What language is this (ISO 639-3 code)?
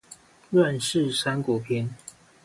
zho